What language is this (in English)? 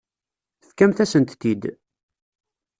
Kabyle